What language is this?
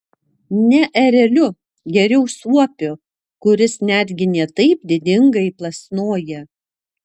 Lithuanian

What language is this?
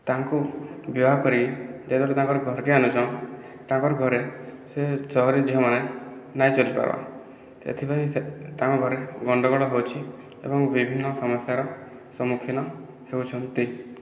Odia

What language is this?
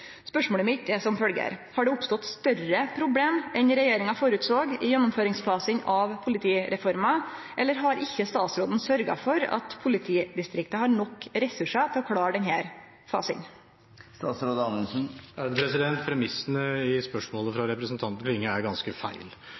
Norwegian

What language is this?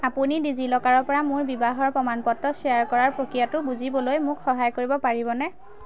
Assamese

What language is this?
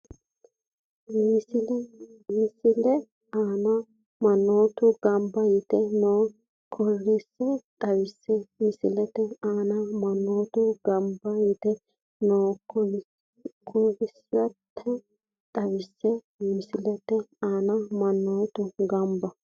Sidamo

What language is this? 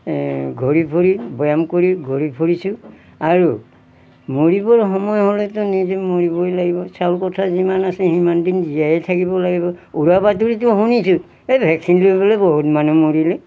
Assamese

